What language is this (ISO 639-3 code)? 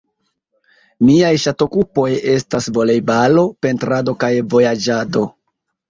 epo